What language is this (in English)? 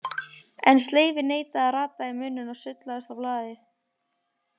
Icelandic